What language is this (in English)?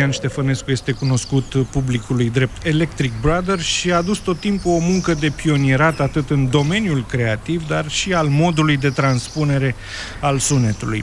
Romanian